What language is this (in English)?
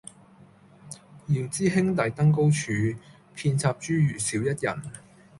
Cantonese